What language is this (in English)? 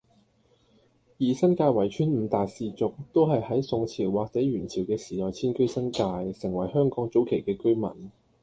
Cantonese